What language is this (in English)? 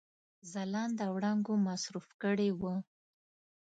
Pashto